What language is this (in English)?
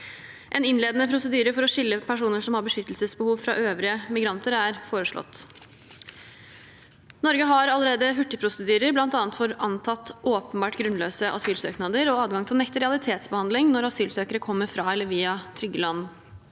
Norwegian